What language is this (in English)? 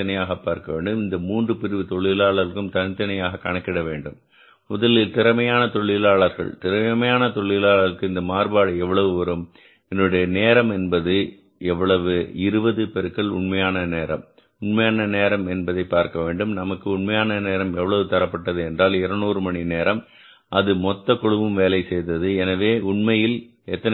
Tamil